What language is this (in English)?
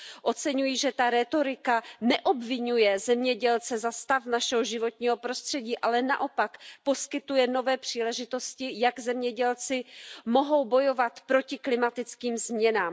Czech